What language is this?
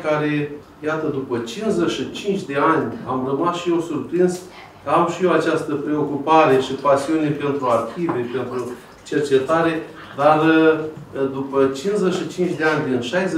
Romanian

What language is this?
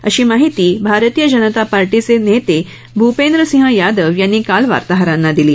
Marathi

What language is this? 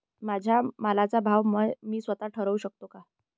Marathi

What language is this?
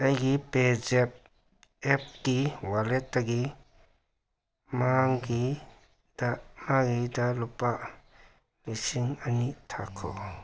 Manipuri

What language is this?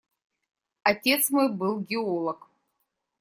Russian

